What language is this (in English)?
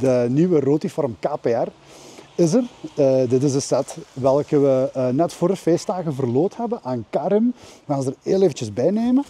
Dutch